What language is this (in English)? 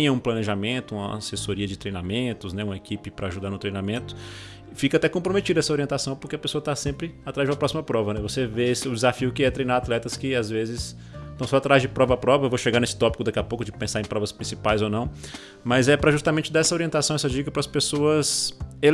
Portuguese